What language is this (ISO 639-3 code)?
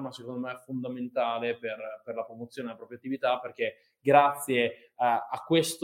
ita